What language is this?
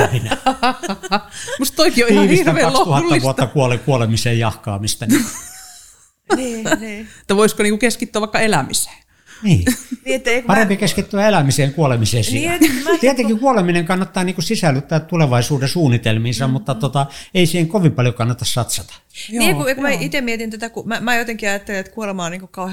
Finnish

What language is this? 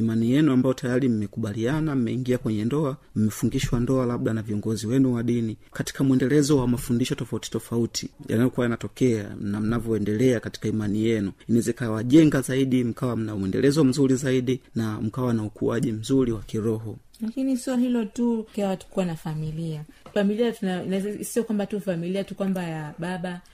Swahili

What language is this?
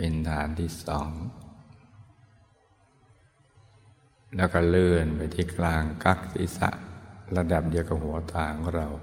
Thai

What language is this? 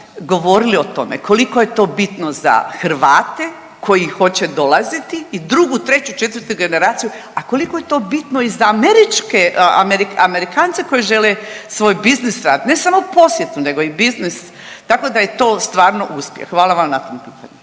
Croatian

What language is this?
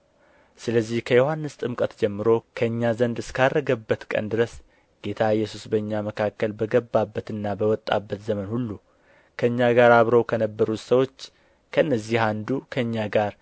Amharic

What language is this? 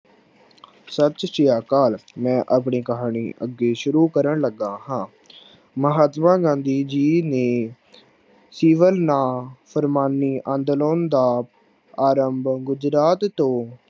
Punjabi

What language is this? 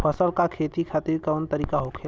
Bhojpuri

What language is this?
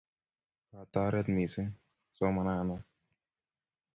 Kalenjin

